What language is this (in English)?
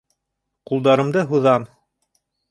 Bashkir